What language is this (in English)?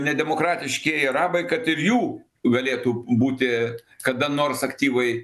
Lithuanian